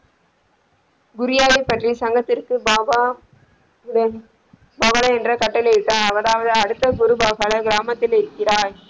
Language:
Tamil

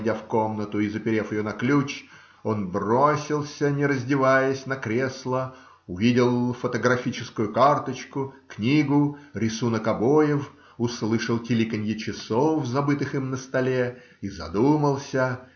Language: Russian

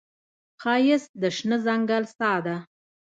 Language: Pashto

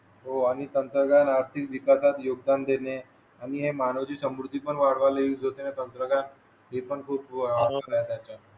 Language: Marathi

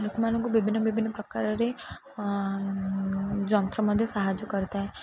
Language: Odia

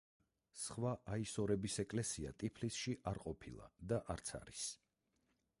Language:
Georgian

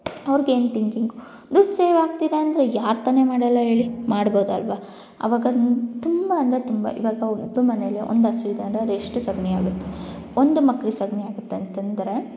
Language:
Kannada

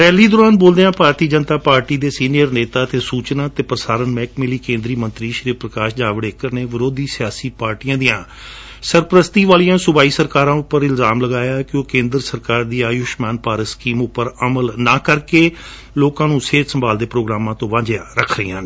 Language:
Punjabi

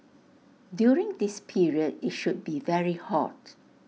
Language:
English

